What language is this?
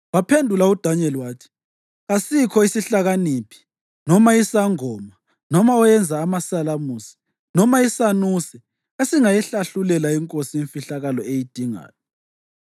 North Ndebele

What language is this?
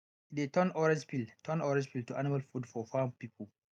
Nigerian Pidgin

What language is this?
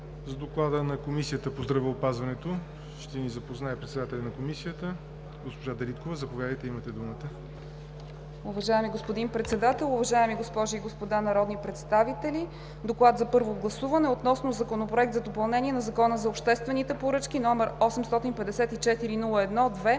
Bulgarian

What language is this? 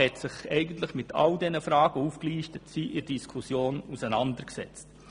Swiss German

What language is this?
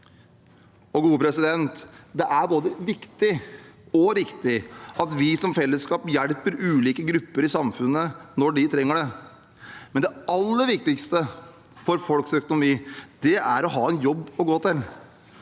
Norwegian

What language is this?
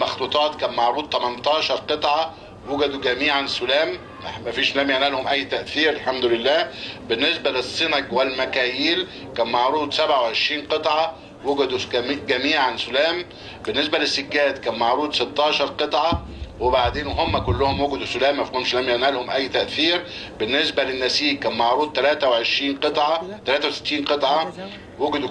Arabic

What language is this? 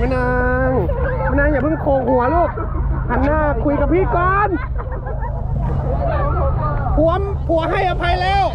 Thai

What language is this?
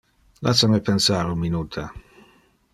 Interlingua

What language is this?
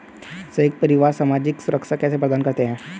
Hindi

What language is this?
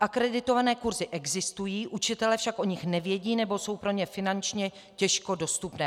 Czech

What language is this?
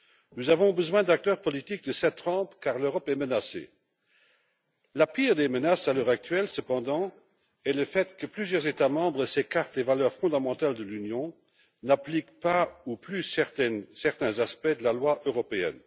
French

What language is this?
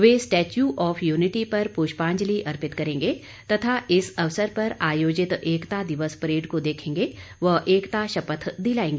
Hindi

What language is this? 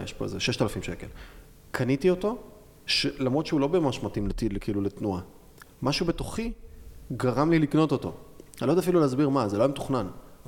Hebrew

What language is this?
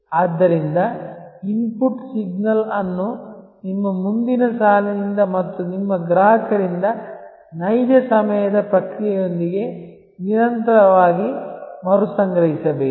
Kannada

